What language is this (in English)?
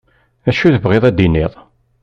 Kabyle